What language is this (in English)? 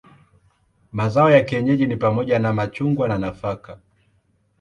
Swahili